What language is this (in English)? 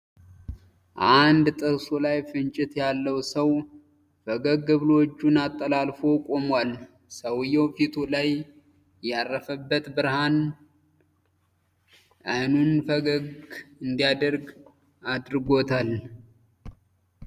Amharic